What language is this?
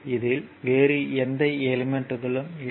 Tamil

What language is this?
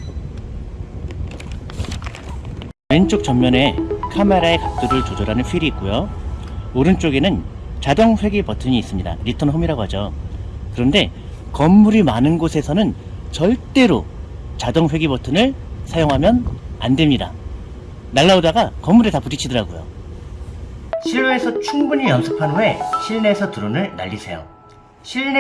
Korean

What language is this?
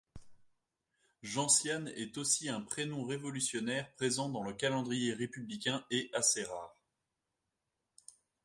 French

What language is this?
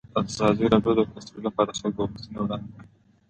Pashto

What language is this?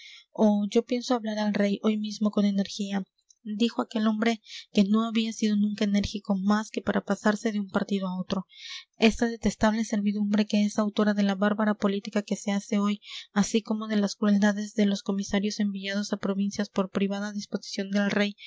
Spanish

